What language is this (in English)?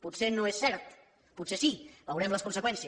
Catalan